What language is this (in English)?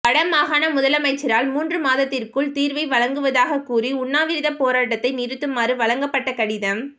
Tamil